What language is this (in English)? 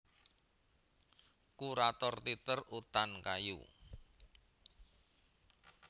Javanese